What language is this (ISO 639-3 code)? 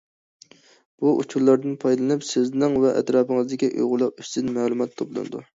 uig